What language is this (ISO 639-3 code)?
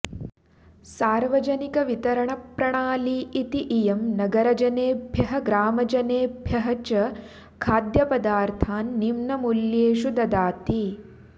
san